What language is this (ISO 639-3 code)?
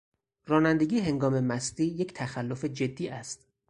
fas